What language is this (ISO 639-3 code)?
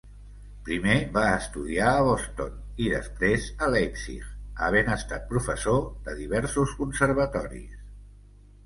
cat